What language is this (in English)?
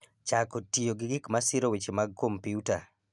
Luo (Kenya and Tanzania)